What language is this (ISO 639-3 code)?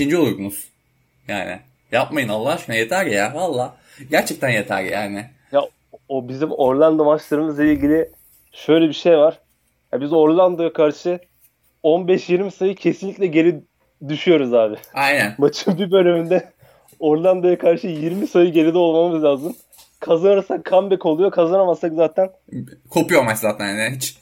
tur